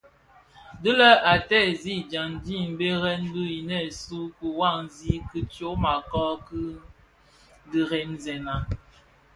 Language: Bafia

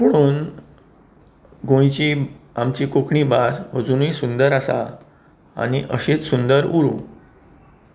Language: Konkani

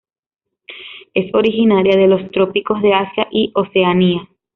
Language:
Spanish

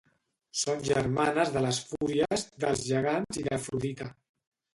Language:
Catalan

